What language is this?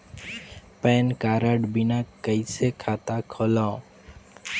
Chhattisgarhi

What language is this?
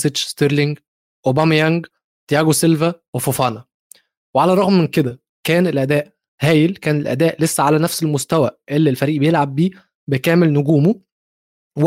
Arabic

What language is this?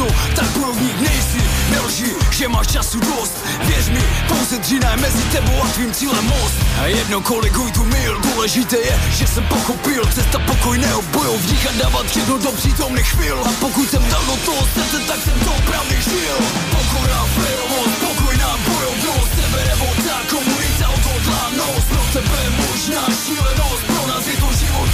Slovak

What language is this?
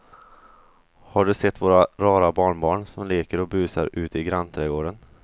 Swedish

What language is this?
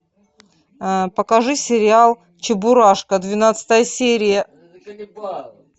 Russian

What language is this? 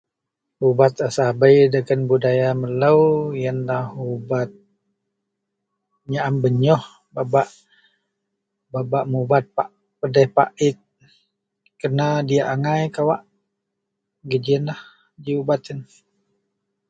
Central Melanau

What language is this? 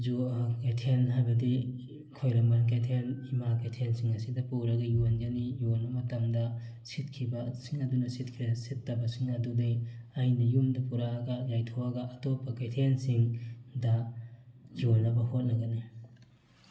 Manipuri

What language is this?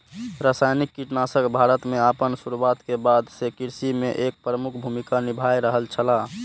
Maithili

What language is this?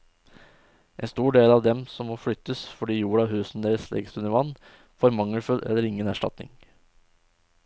Norwegian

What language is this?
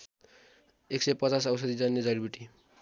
Nepali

